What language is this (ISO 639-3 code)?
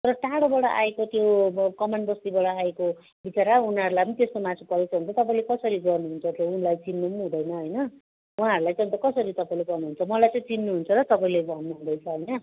nep